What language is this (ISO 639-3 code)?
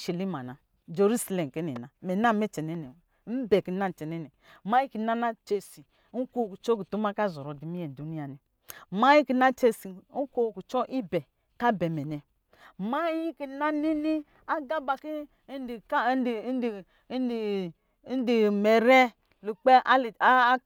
mgi